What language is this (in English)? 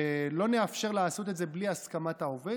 Hebrew